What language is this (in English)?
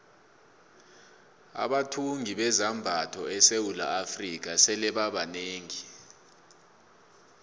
South Ndebele